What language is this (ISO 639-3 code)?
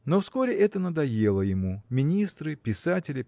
rus